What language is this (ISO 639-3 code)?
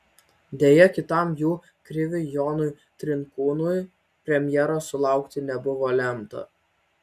lit